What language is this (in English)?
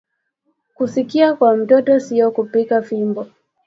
Swahili